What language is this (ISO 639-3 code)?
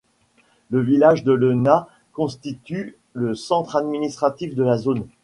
fra